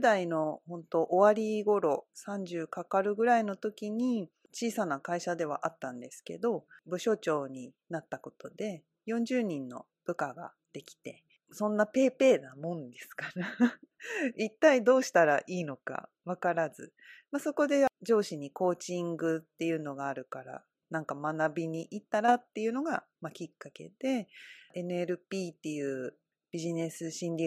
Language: Japanese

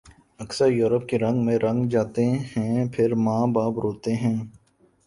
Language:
Urdu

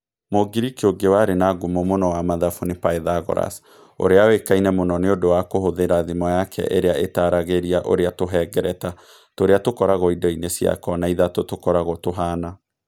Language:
Kikuyu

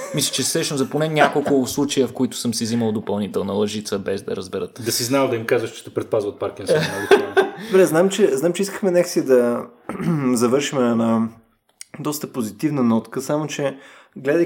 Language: Bulgarian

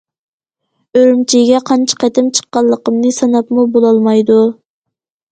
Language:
Uyghur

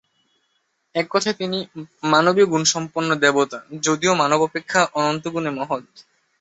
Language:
Bangla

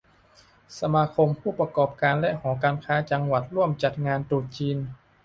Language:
Thai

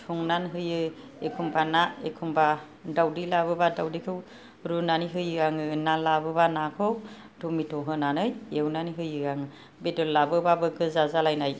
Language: Bodo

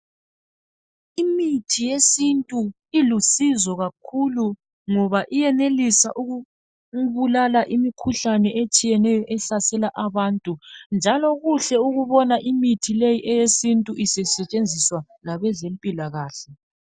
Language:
North Ndebele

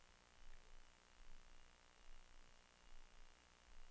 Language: Swedish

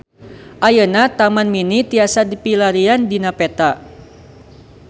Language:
Sundanese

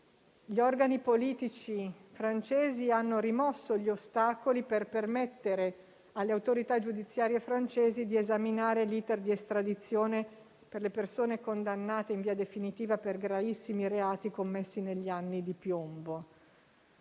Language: Italian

